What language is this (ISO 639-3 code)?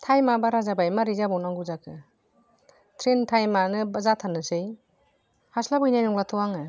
brx